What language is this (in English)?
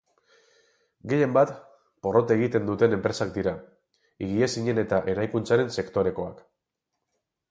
Basque